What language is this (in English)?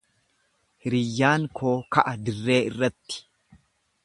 Oromo